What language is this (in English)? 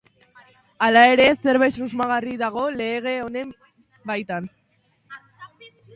Basque